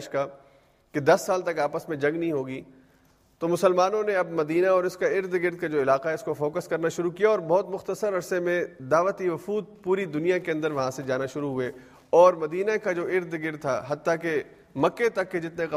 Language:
Urdu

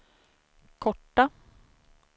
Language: Swedish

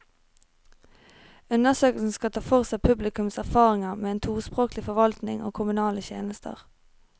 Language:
Norwegian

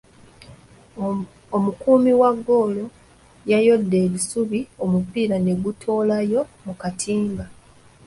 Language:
Ganda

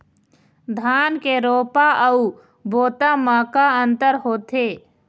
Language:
Chhattisgarhi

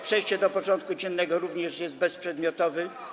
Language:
Polish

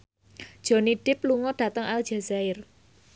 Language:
Javanese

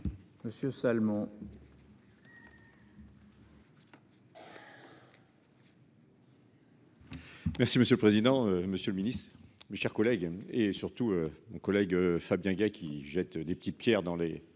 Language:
French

